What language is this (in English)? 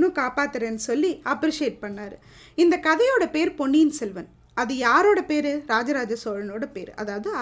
Tamil